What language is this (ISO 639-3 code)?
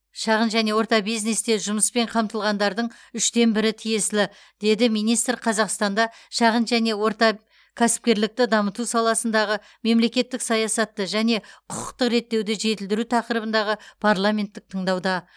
kaz